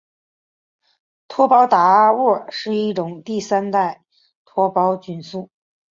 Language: Chinese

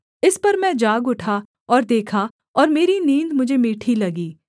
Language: Hindi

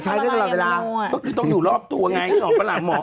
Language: Thai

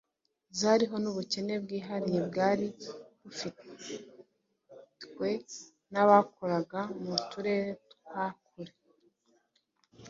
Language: Kinyarwanda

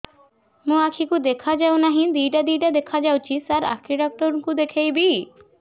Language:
Odia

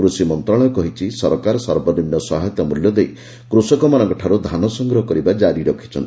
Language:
Odia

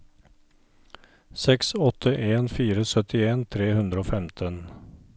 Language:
Norwegian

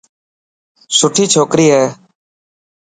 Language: Dhatki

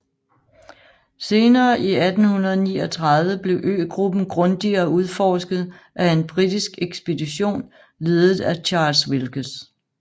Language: Danish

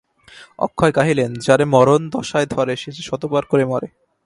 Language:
Bangla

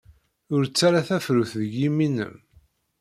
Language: Kabyle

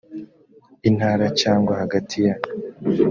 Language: Kinyarwanda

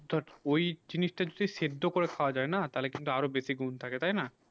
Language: Bangla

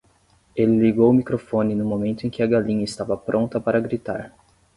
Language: Portuguese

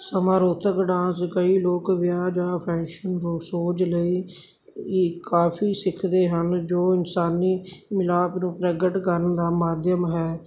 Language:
Punjabi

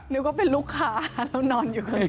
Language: Thai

